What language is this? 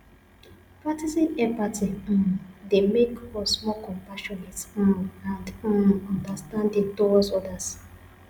Nigerian Pidgin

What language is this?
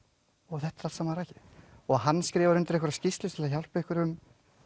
Icelandic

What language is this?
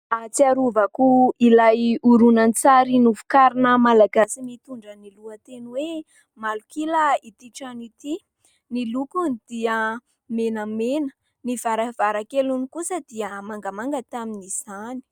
Malagasy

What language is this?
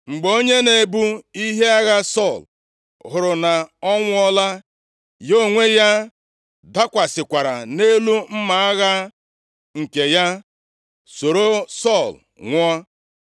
Igbo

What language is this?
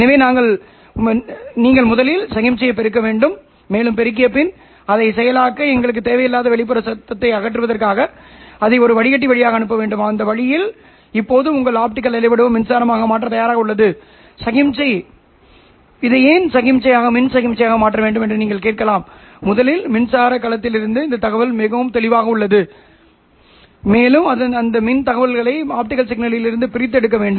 Tamil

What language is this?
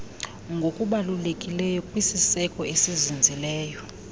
Xhosa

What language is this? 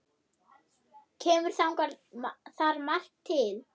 Icelandic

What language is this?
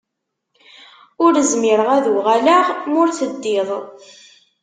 Kabyle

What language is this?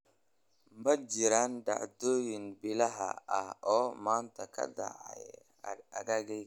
Somali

